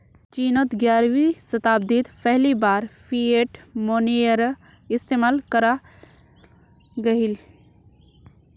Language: Magahi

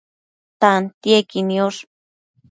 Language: Matsés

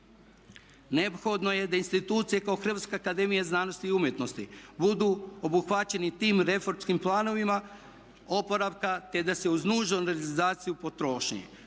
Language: Croatian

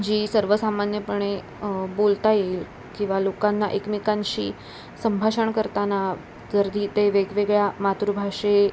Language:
Marathi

